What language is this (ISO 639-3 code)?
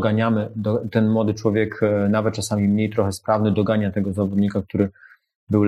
pol